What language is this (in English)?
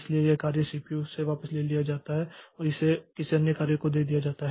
Hindi